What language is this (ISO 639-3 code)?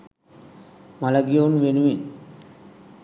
sin